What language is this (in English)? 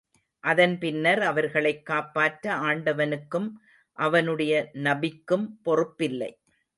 Tamil